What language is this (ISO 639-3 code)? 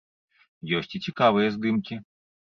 bel